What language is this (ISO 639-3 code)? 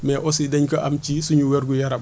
wol